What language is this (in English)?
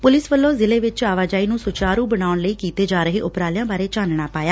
Punjabi